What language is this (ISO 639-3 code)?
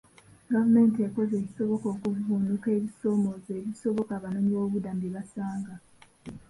lug